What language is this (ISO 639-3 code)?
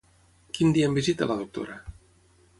cat